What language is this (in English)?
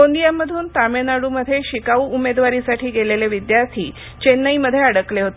Marathi